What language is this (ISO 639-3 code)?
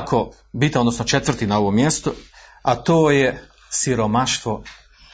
hrv